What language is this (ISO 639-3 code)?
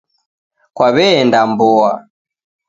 dav